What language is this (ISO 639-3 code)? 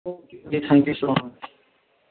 kas